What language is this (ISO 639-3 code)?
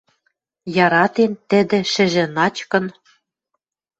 mrj